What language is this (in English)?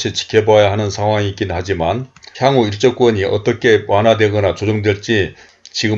Korean